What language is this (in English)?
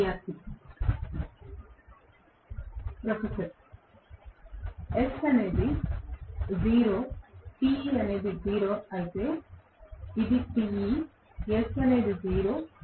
Telugu